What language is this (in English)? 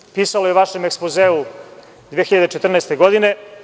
Serbian